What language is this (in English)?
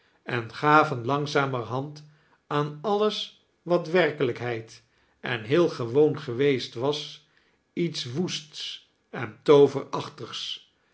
Dutch